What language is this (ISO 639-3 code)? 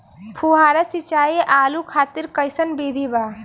bho